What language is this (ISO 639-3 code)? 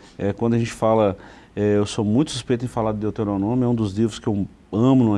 por